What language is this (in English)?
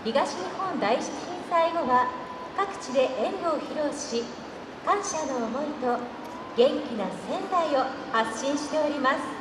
Japanese